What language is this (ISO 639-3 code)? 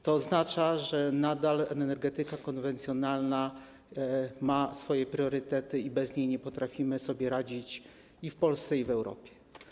pol